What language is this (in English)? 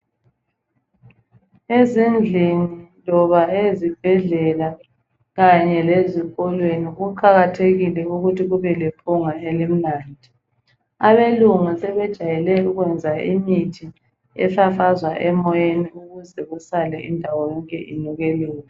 North Ndebele